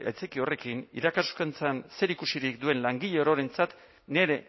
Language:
Basque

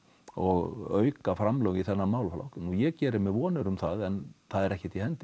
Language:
Icelandic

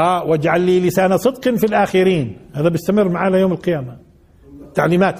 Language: Arabic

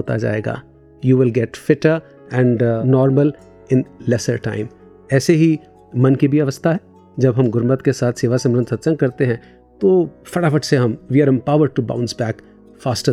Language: Hindi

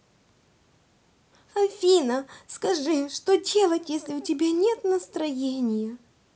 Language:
Russian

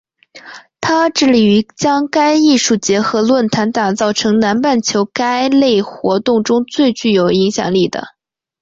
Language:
Chinese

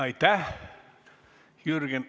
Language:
Estonian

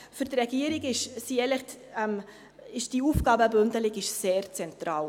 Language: Swiss German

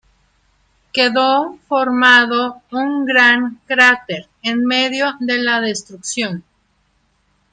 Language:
Spanish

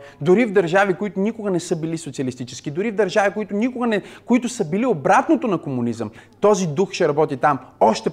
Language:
Bulgarian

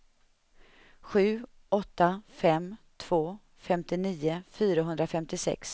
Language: Swedish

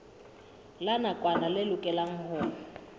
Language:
Southern Sotho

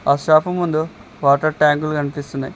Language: Telugu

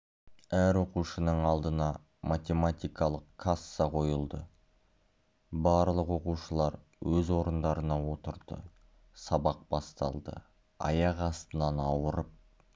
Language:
Kazakh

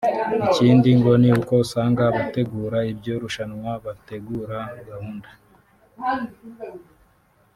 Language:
Kinyarwanda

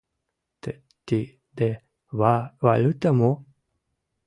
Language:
Mari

